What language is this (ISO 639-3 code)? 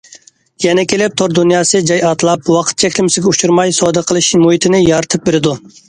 uig